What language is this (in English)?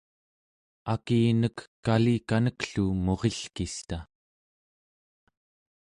Central Yupik